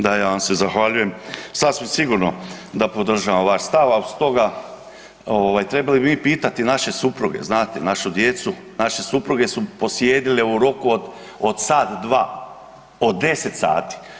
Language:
Croatian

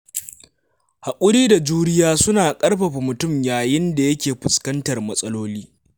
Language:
Hausa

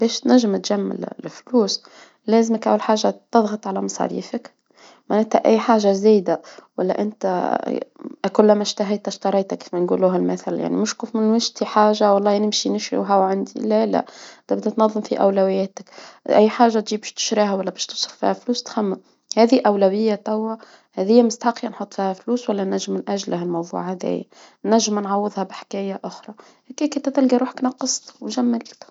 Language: Tunisian Arabic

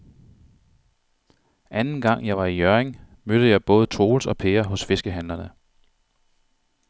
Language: Danish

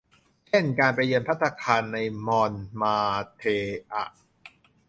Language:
Thai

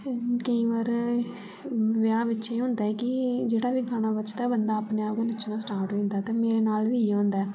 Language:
Dogri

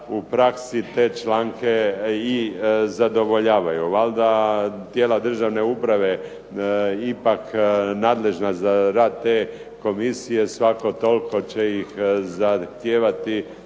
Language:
Croatian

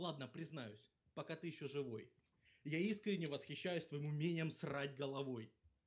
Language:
Russian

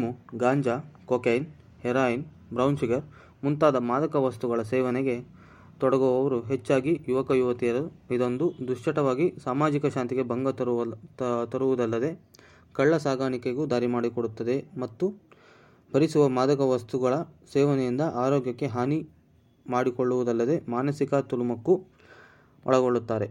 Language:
Kannada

